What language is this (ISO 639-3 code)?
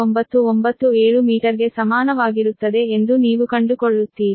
kan